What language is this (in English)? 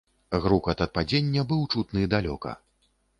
Belarusian